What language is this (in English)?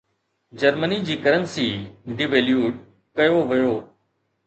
Sindhi